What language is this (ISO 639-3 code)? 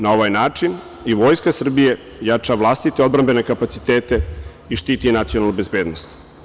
srp